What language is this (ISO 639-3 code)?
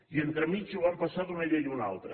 cat